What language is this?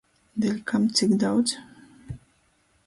Latgalian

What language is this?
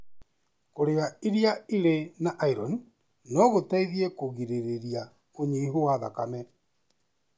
Kikuyu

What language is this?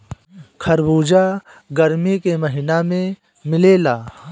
Bhojpuri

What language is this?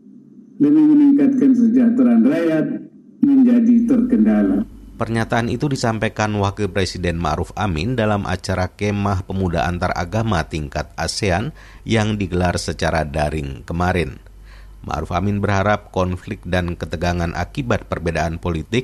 Indonesian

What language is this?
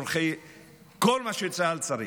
Hebrew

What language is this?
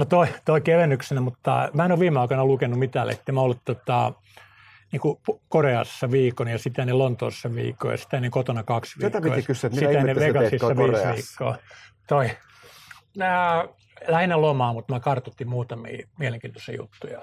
Finnish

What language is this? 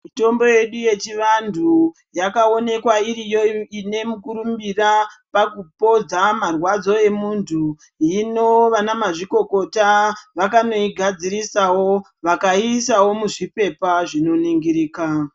Ndau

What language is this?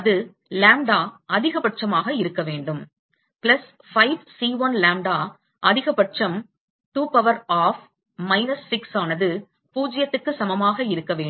Tamil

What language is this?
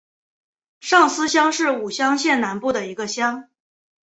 Chinese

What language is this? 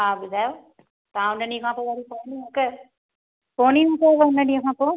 Sindhi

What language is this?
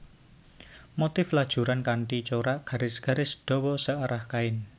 Javanese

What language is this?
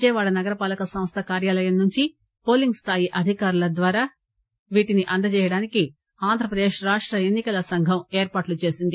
Telugu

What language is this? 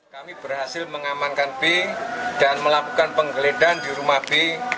Indonesian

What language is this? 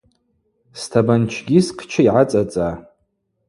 Abaza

